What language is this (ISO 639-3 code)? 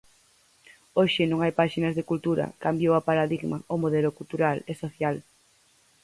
glg